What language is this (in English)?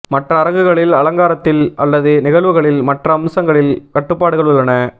Tamil